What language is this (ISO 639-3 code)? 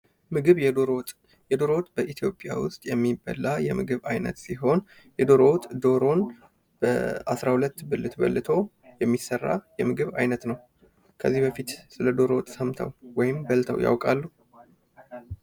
amh